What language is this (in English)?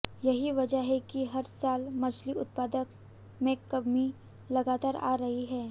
Hindi